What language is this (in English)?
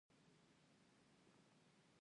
Pashto